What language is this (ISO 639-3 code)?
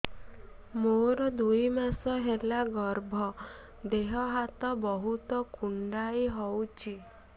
ori